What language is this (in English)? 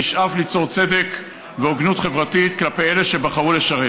Hebrew